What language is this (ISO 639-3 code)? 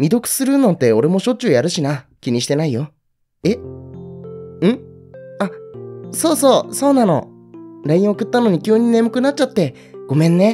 jpn